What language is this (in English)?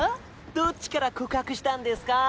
Japanese